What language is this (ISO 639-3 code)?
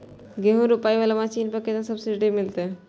mai